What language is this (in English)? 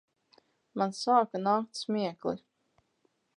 Latvian